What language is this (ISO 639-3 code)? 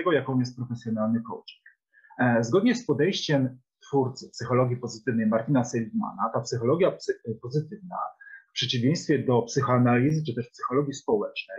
pol